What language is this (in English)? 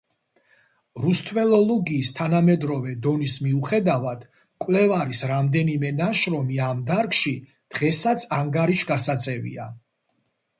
Georgian